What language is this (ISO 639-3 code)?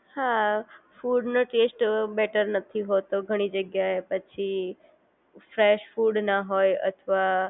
guj